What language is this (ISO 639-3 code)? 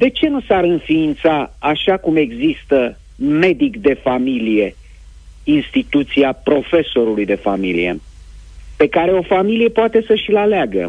ron